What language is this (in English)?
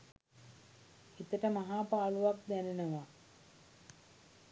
Sinhala